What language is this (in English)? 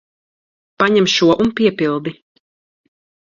Latvian